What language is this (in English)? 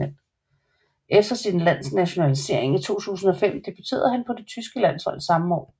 Danish